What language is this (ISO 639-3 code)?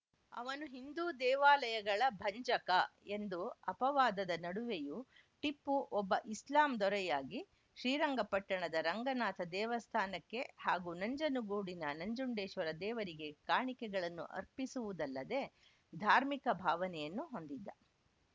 kan